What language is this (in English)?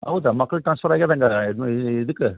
Kannada